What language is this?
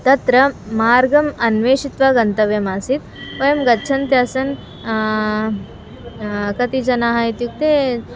Sanskrit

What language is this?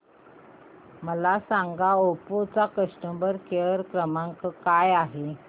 Marathi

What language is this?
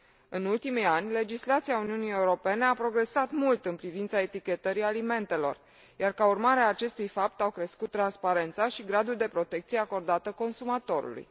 Romanian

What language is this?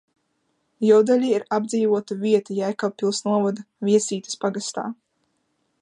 Latvian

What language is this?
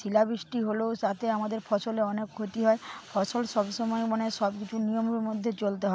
Bangla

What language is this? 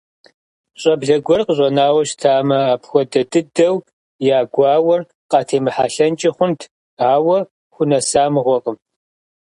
Kabardian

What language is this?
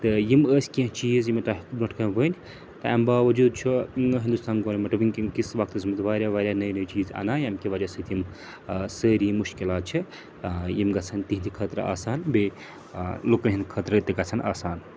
Kashmiri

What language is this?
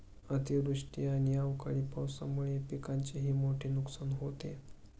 Marathi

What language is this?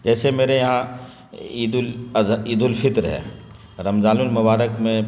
Urdu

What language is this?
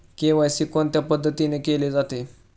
Marathi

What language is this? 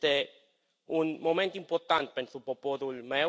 Romanian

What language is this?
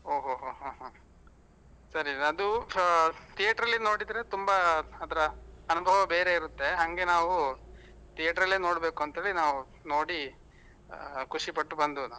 Kannada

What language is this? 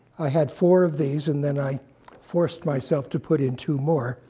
English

